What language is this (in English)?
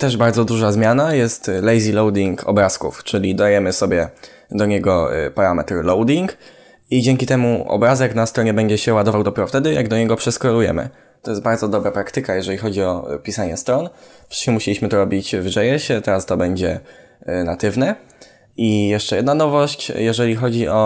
Polish